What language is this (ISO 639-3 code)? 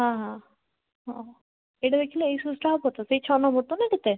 ori